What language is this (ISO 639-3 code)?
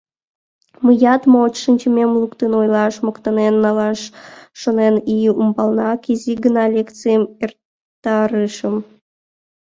chm